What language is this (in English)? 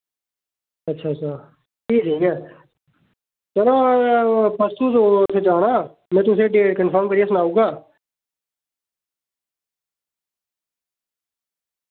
Dogri